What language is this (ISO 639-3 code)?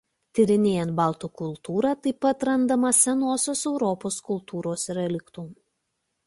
lit